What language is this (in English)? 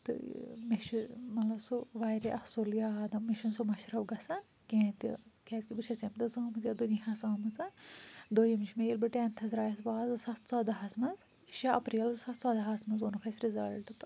Kashmiri